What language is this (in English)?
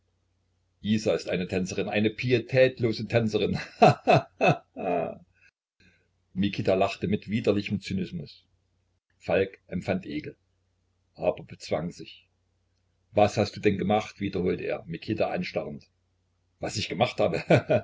German